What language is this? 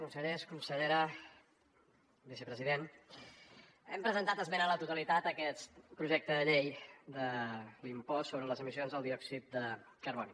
Catalan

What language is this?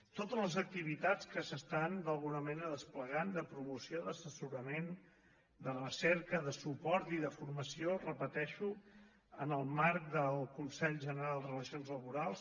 Catalan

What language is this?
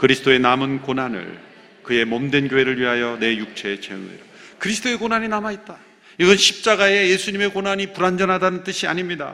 Korean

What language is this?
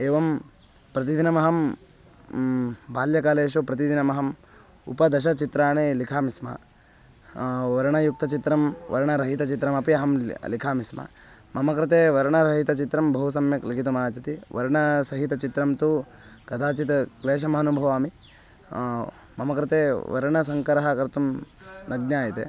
Sanskrit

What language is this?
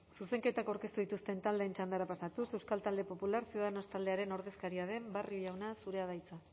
Basque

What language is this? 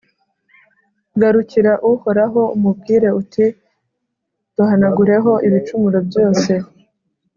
Kinyarwanda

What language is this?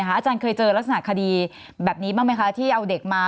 Thai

